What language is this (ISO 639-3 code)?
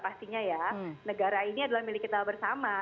ind